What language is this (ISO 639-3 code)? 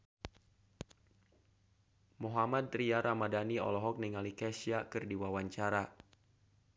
sun